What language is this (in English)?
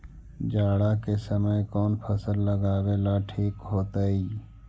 Magahi